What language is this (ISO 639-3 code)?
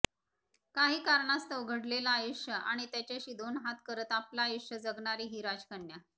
mar